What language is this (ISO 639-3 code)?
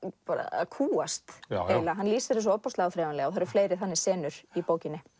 isl